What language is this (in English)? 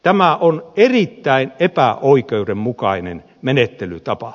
Finnish